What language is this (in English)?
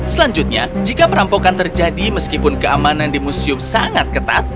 Indonesian